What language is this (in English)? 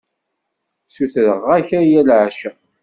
Kabyle